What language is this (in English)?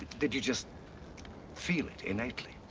English